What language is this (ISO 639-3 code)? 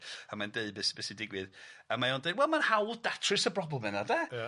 cym